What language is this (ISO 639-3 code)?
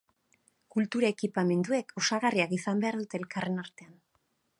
eus